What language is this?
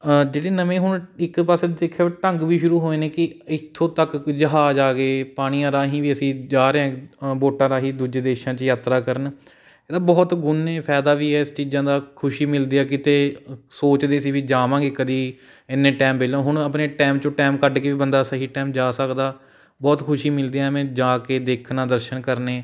Punjabi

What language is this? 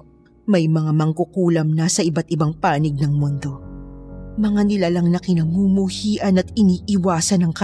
Filipino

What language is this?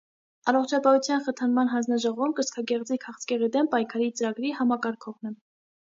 Armenian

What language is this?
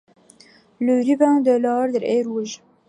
French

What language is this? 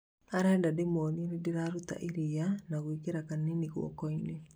Kikuyu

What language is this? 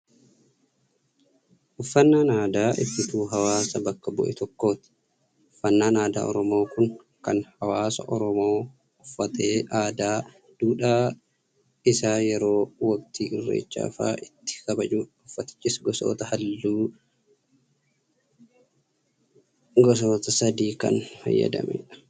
Oromo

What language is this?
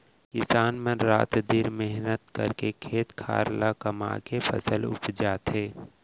Chhattisgarhi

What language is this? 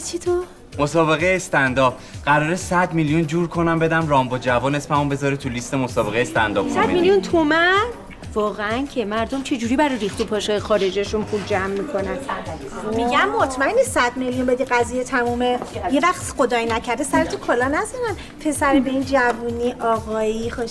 Persian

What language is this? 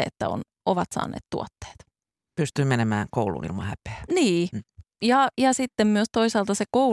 Finnish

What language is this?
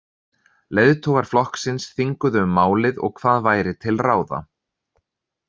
Icelandic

